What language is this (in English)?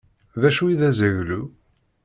Kabyle